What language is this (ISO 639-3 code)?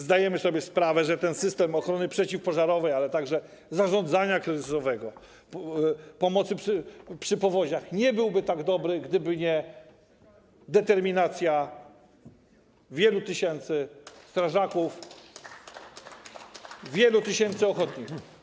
pol